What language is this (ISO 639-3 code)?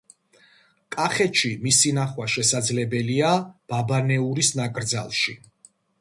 kat